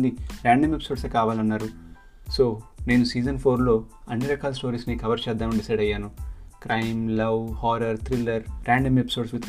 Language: Telugu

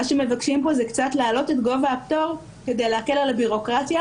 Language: Hebrew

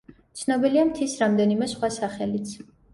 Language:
Georgian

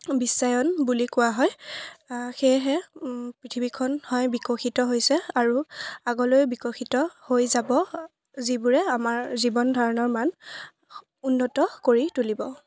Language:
Assamese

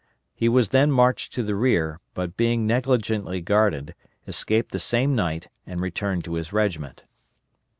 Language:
English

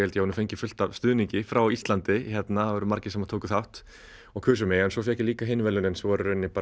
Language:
Icelandic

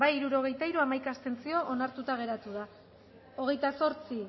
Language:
Basque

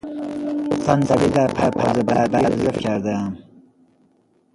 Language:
Persian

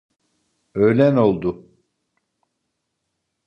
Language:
Turkish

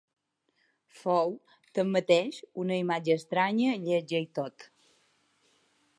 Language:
Catalan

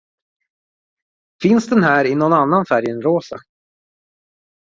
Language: Swedish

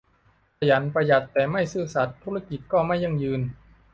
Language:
Thai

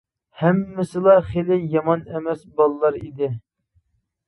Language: Uyghur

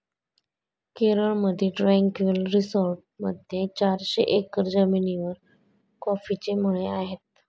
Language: Marathi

